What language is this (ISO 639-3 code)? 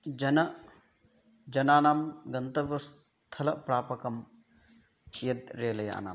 san